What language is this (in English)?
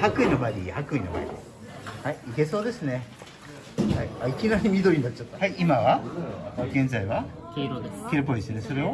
Japanese